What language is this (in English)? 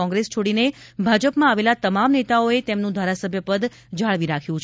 Gujarati